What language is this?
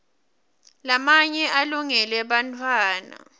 Swati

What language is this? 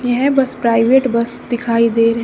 Hindi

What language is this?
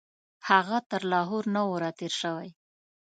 Pashto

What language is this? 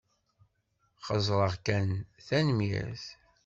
Kabyle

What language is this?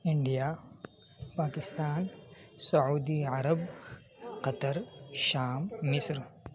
Urdu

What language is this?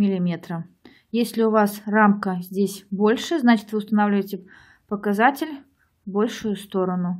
Russian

